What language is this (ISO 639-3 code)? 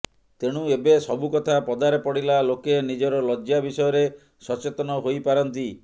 ori